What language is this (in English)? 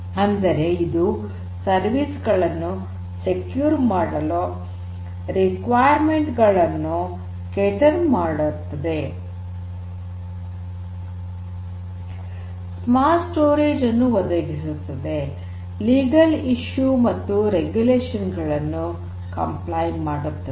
Kannada